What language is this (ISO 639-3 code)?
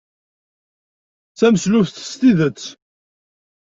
kab